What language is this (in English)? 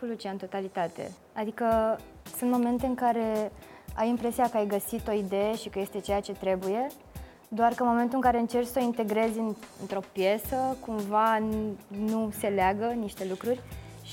Romanian